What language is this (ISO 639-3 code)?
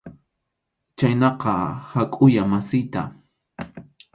qxu